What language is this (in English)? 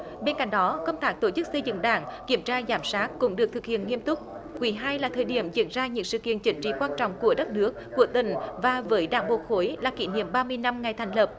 Vietnamese